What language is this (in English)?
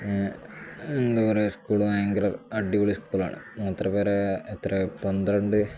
Malayalam